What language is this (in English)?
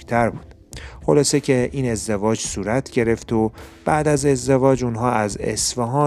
Persian